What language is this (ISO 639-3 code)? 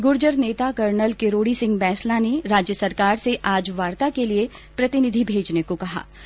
hin